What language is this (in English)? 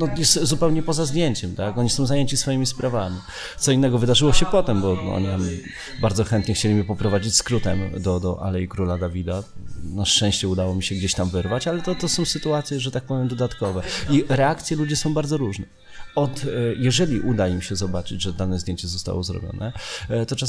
Polish